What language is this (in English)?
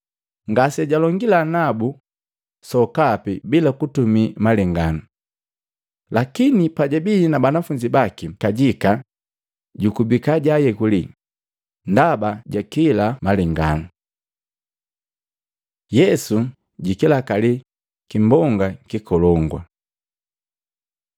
Matengo